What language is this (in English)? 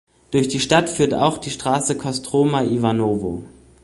German